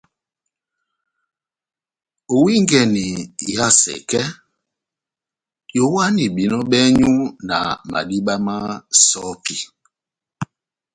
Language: Batanga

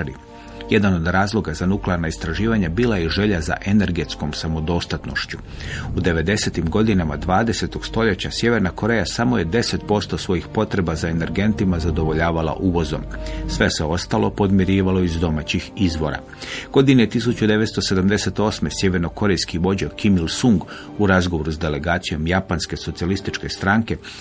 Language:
Croatian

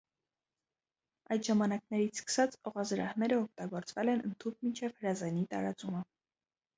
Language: Armenian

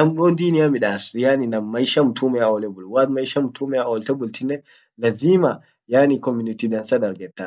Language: Orma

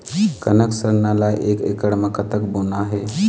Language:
Chhattisgarhi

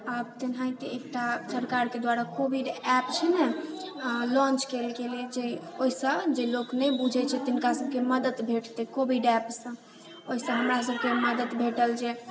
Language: Maithili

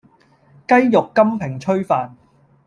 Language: Cantonese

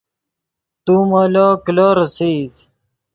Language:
Yidgha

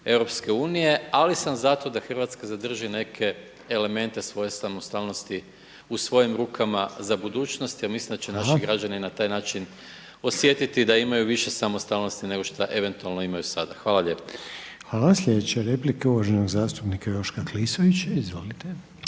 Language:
Croatian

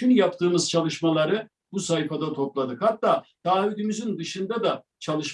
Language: Turkish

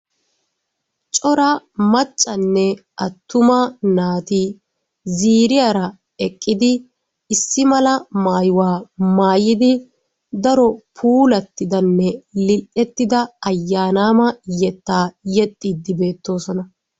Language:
Wolaytta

